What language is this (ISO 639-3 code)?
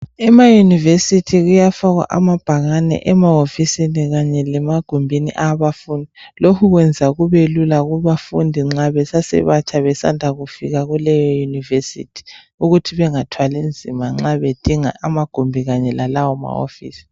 nde